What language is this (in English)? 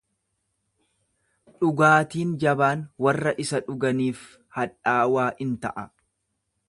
Oromo